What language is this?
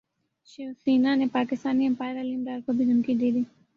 Urdu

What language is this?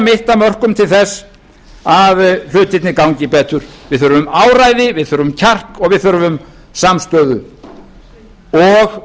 Icelandic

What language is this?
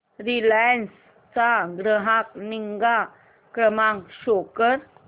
Marathi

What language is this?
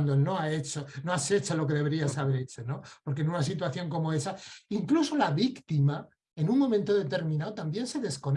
Spanish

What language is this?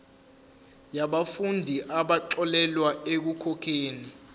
Zulu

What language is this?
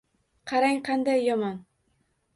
Uzbek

